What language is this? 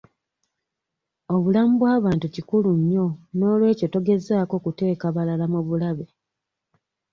Ganda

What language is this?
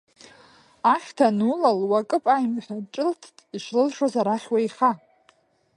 Abkhazian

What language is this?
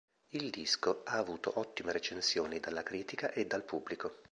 Italian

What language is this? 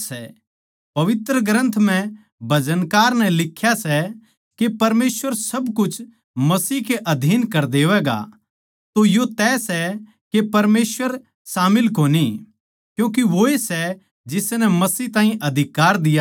Haryanvi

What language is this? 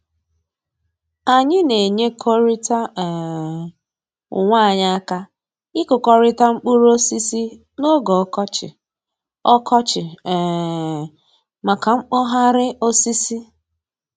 Igbo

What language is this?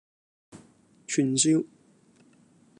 Cantonese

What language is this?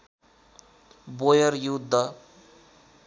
Nepali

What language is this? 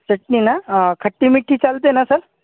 Marathi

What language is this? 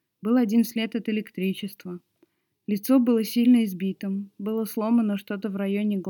Russian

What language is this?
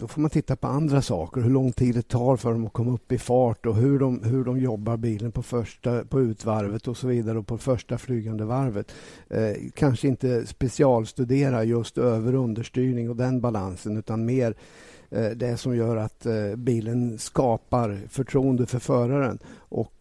Swedish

